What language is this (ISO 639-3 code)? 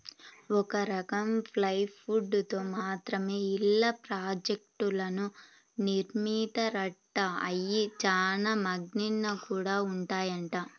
tel